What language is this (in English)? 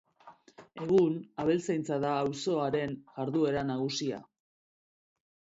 Basque